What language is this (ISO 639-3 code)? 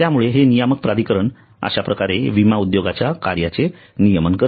mar